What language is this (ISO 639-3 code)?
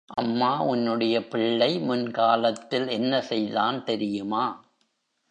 tam